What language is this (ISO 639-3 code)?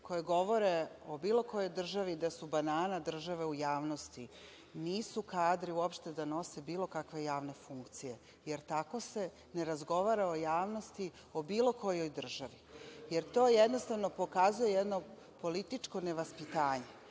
srp